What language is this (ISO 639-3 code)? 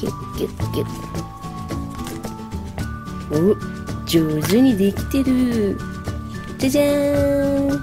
jpn